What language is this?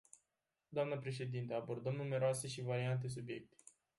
Romanian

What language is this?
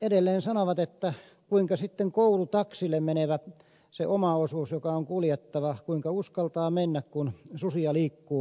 Finnish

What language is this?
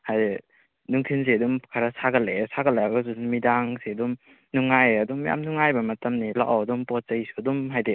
Manipuri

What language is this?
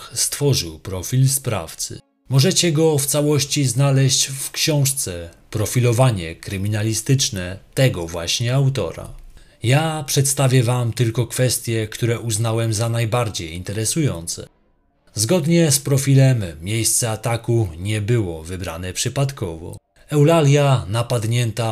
Polish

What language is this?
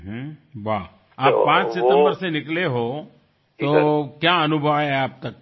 Gujarati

